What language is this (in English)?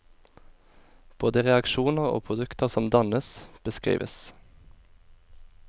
Norwegian